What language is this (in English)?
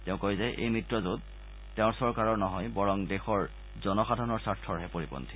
Assamese